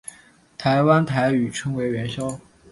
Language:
Chinese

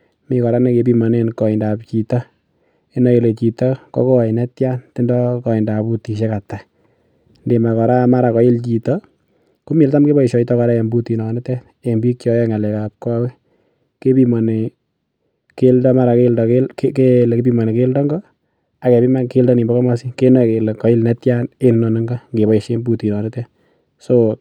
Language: Kalenjin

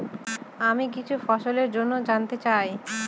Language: Bangla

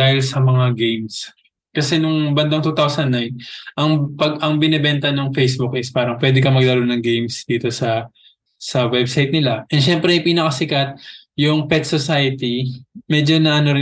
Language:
Filipino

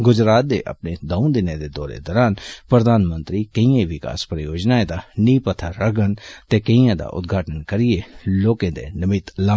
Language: Dogri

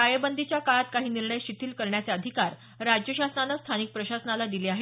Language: Marathi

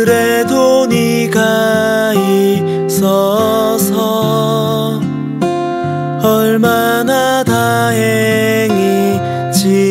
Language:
Korean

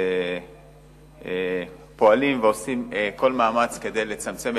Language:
Hebrew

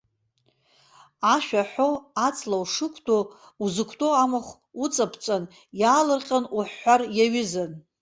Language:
Abkhazian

